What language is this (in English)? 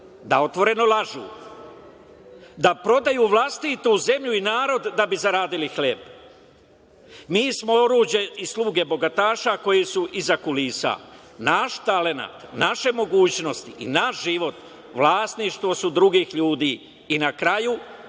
Serbian